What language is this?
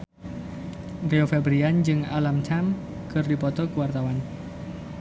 Sundanese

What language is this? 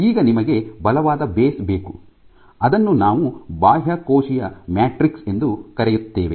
Kannada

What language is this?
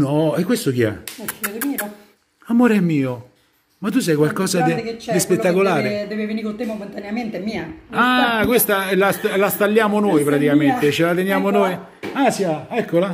Italian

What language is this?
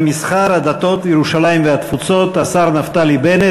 Hebrew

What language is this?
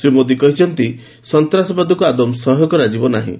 Odia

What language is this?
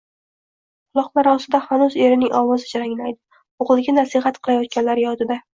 Uzbek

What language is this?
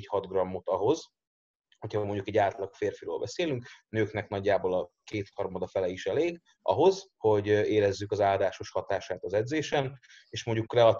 Hungarian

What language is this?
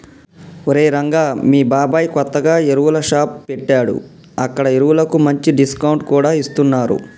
Telugu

